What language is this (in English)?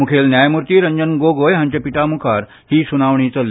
Konkani